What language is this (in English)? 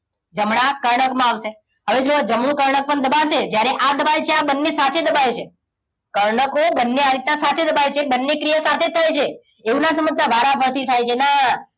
Gujarati